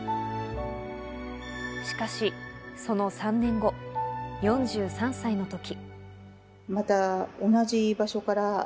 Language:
Japanese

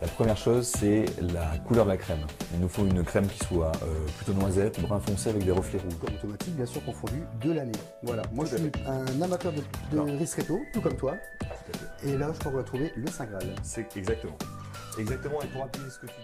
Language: French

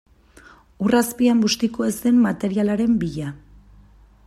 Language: Basque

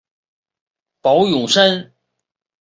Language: Chinese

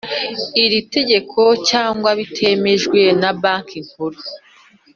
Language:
Kinyarwanda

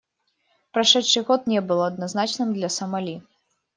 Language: Russian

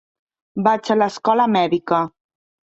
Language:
Catalan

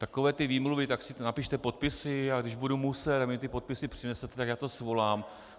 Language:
Czech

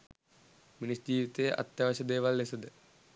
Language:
Sinhala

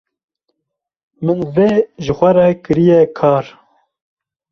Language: Kurdish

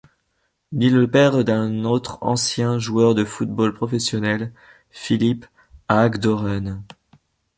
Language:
French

